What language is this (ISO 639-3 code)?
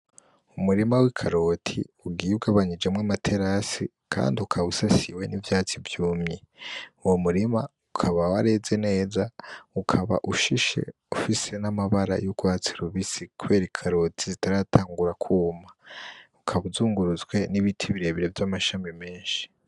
run